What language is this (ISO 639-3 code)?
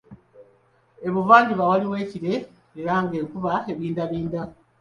lug